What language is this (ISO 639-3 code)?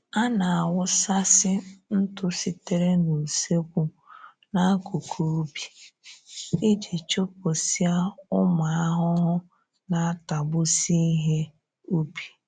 ibo